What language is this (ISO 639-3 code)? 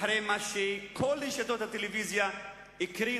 heb